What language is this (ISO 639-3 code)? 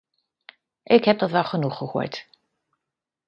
nld